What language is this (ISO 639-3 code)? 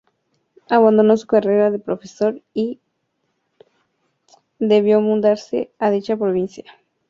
spa